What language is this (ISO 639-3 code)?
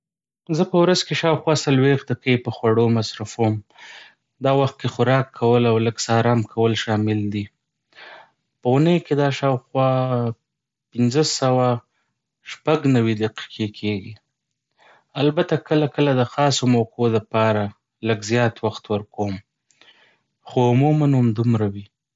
pus